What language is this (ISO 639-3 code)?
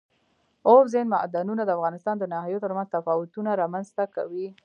pus